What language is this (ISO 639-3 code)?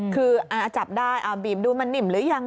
tha